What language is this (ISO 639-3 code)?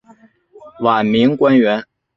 zho